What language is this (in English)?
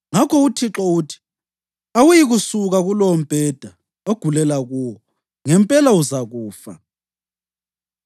North Ndebele